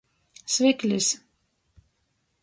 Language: Latgalian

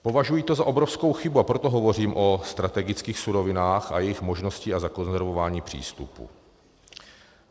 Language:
Czech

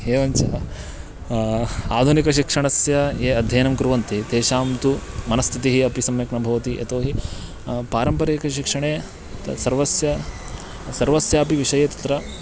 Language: Sanskrit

